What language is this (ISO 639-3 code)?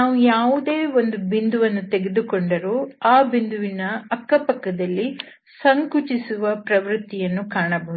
kan